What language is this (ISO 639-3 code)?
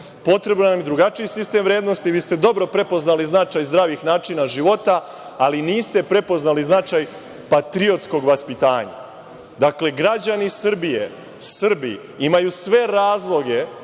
srp